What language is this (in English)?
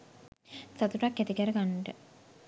Sinhala